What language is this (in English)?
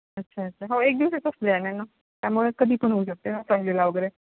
Marathi